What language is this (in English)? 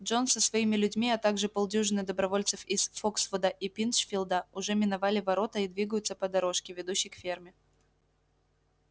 Russian